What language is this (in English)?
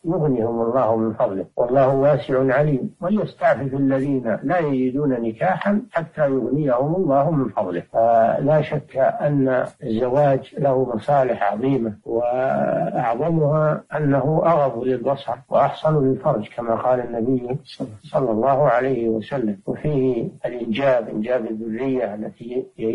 Arabic